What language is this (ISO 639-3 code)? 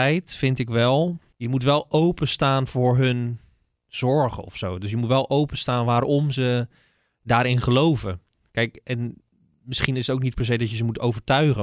nld